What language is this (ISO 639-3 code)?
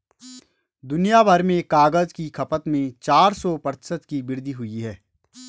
hin